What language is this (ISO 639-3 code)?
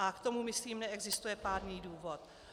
ces